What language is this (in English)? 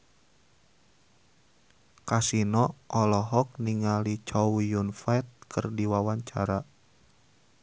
Sundanese